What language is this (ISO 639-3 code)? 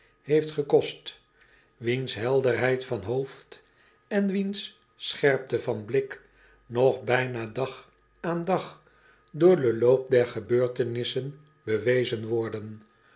nld